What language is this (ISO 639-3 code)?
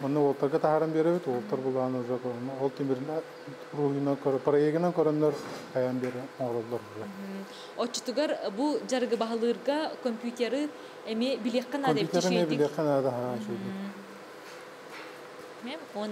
tur